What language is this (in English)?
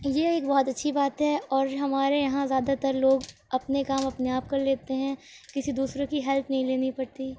Urdu